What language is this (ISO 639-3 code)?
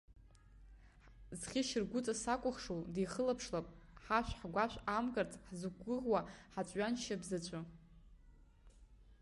abk